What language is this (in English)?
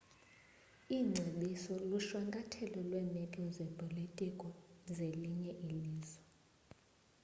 Xhosa